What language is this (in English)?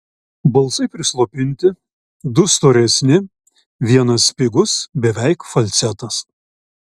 Lithuanian